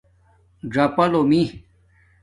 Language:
Domaaki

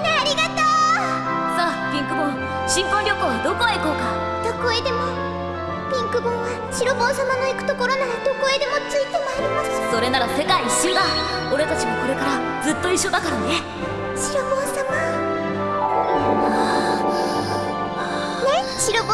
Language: Japanese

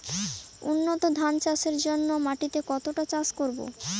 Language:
Bangla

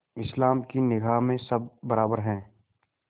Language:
Hindi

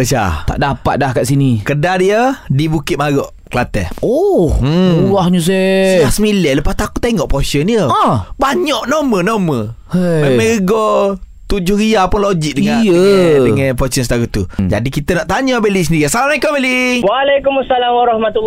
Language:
Malay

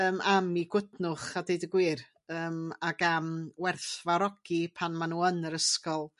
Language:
Welsh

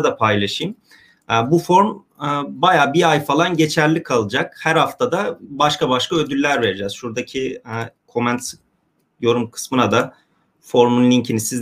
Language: Turkish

